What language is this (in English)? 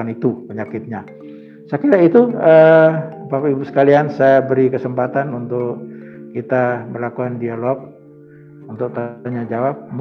Indonesian